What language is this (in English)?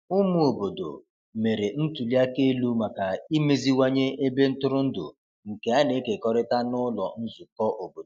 Igbo